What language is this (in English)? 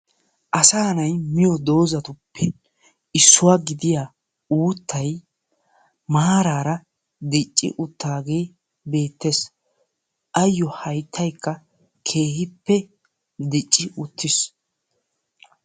Wolaytta